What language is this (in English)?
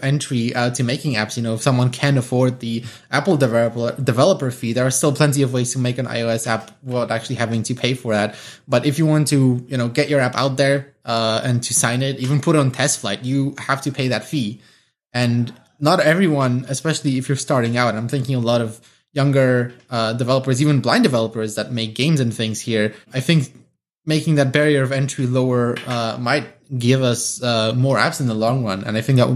English